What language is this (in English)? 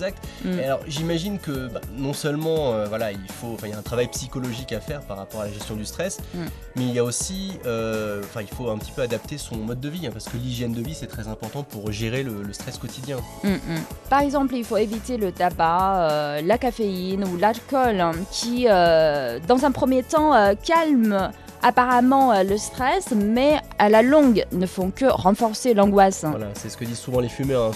French